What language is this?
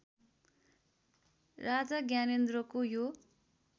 Nepali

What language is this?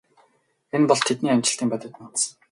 Mongolian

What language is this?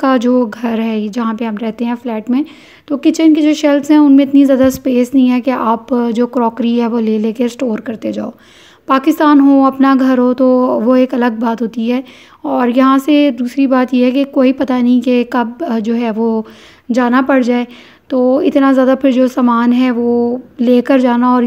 Hindi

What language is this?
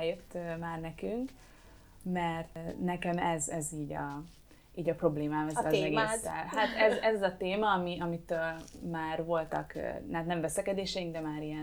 Hungarian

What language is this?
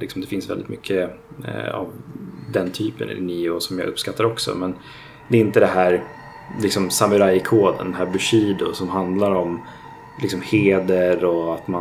Swedish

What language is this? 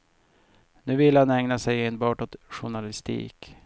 Swedish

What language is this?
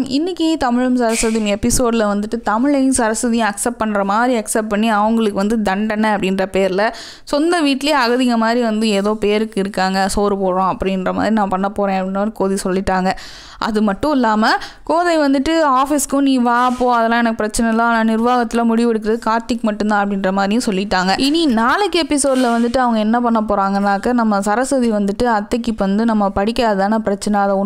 Vietnamese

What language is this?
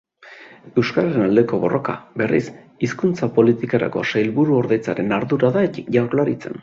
Basque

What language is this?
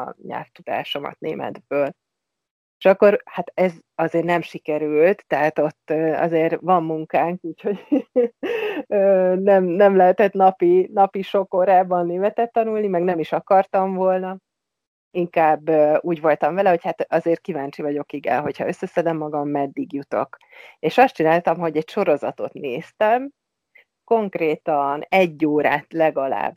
Hungarian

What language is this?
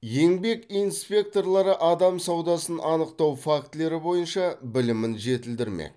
Kazakh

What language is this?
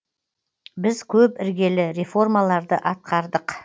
Kazakh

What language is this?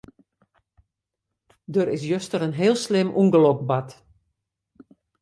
Western Frisian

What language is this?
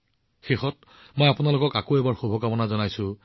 Assamese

